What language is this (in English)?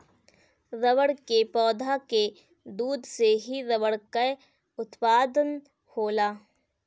Bhojpuri